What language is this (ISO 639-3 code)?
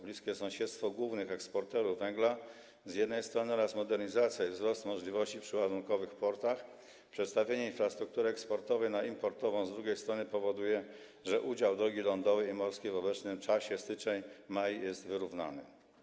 pol